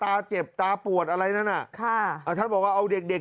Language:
Thai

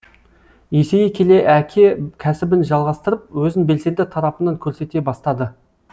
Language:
Kazakh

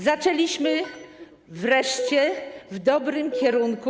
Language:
Polish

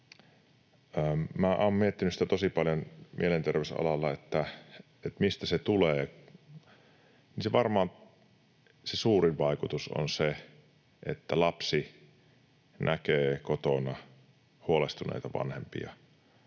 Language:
Finnish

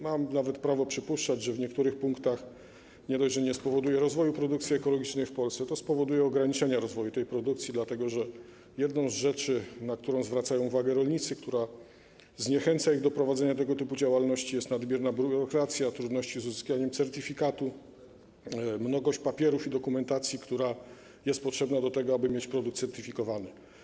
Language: Polish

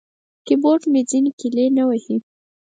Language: Pashto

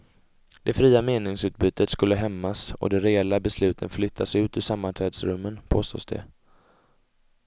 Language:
Swedish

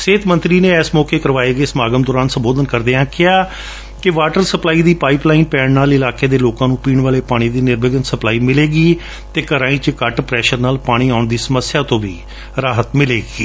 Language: Punjabi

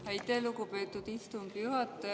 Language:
Estonian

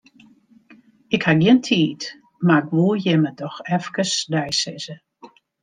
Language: Western Frisian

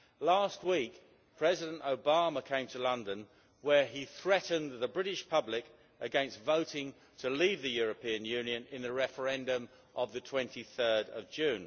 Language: English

